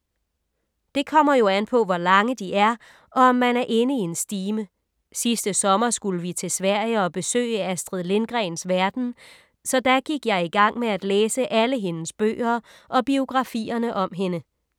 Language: Danish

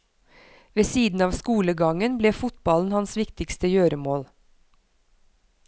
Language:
Norwegian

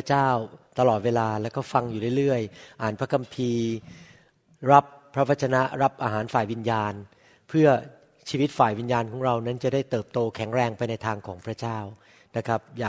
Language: Thai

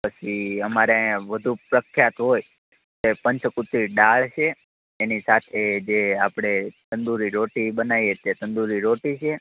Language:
Gujarati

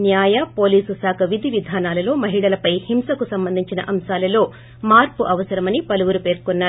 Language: Telugu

